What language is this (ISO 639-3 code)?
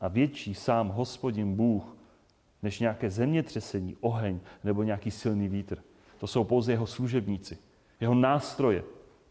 ces